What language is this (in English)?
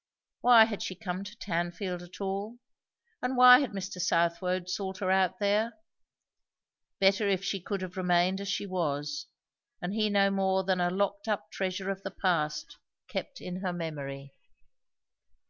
English